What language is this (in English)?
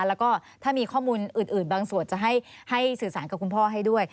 Thai